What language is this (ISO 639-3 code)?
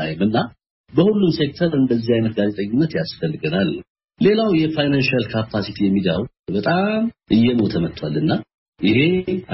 amh